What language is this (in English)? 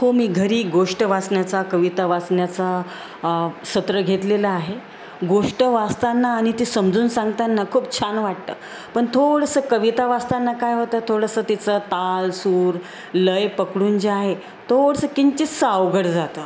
Marathi